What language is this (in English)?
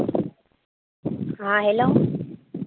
Urdu